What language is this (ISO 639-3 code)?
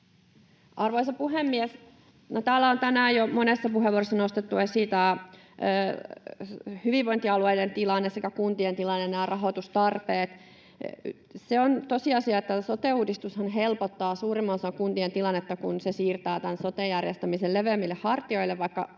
fin